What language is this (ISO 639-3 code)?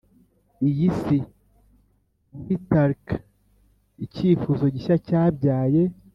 kin